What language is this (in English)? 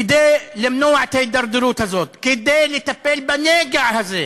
Hebrew